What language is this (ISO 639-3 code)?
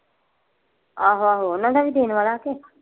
pan